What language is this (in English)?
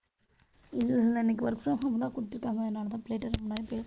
Tamil